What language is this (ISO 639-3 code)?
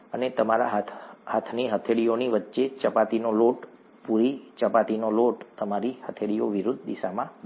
guj